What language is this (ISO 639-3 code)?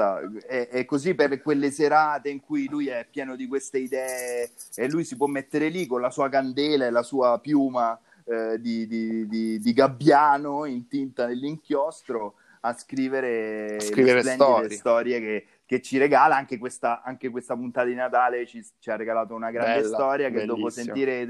ita